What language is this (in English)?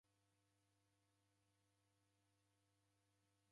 Taita